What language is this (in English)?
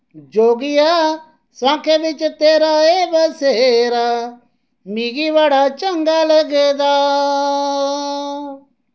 Dogri